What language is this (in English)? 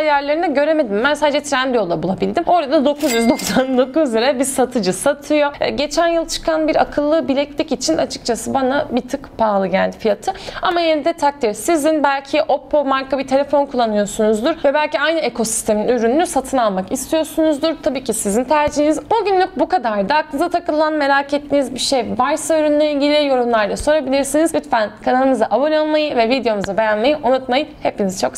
Turkish